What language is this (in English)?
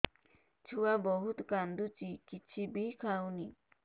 Odia